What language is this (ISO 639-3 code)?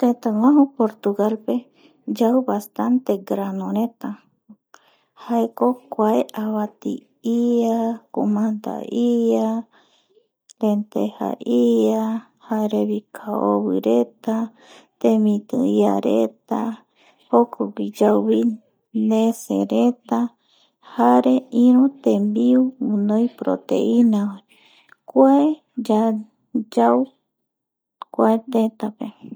gui